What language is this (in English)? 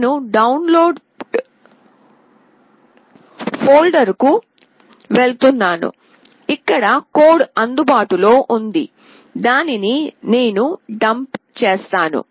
Telugu